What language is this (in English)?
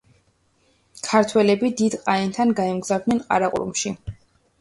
Georgian